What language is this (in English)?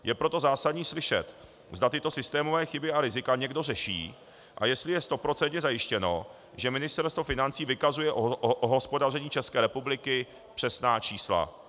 Czech